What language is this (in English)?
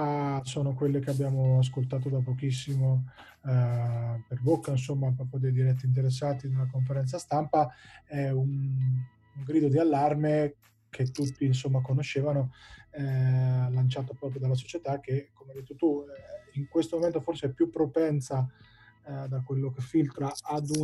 Italian